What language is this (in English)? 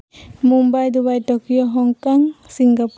Santali